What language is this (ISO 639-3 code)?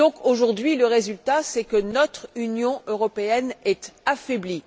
fra